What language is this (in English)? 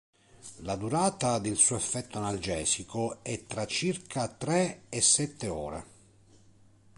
Italian